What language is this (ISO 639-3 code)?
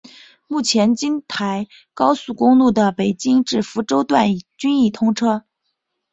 zho